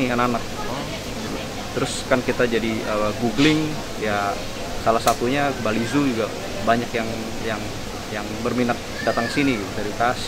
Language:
Indonesian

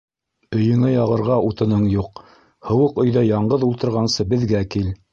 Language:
Bashkir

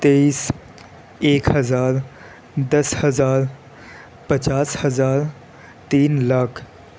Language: Urdu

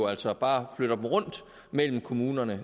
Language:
Danish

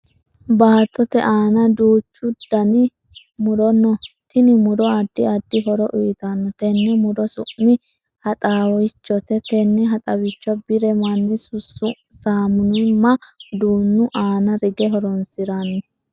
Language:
Sidamo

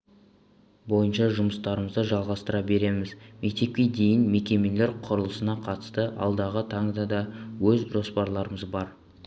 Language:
Kazakh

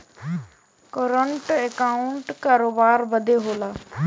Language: Bhojpuri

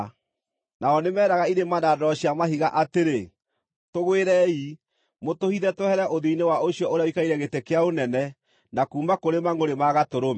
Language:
Kikuyu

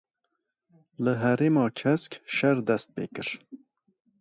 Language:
Kurdish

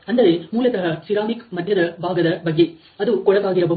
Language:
Kannada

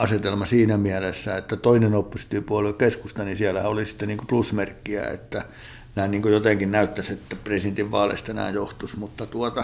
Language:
Finnish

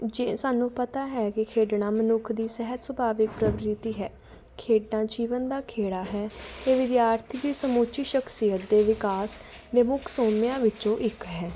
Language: Punjabi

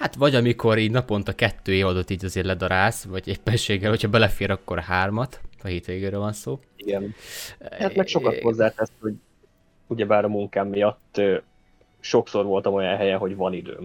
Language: Hungarian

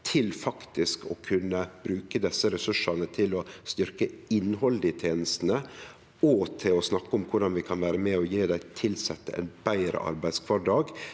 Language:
Norwegian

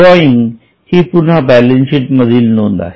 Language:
Marathi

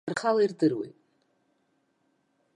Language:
Abkhazian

